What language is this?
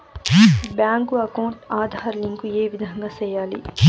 Telugu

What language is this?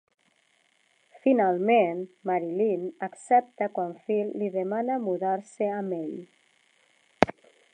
Catalan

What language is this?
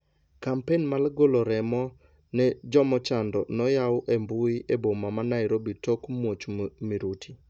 Luo (Kenya and Tanzania)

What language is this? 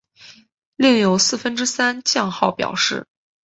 Chinese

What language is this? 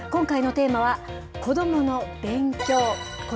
Japanese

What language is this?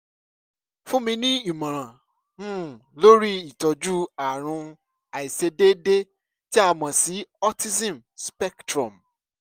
Yoruba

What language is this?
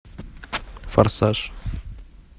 Russian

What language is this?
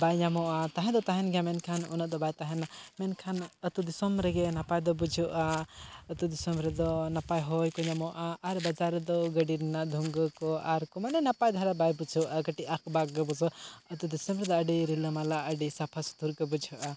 Santali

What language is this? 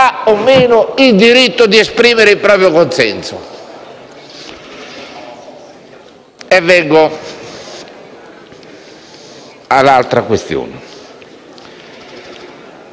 Italian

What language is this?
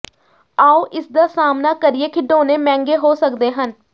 Punjabi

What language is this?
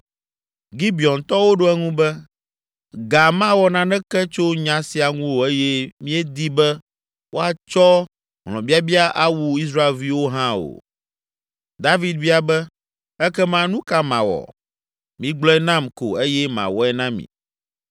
Ewe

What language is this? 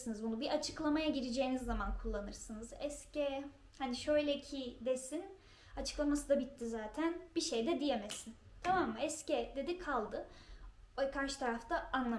Turkish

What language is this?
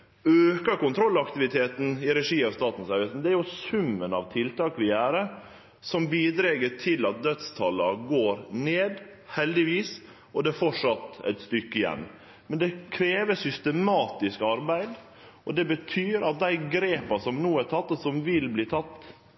Norwegian Nynorsk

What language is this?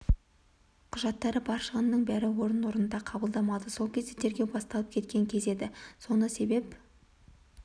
Kazakh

